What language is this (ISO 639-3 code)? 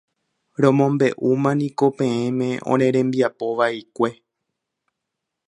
grn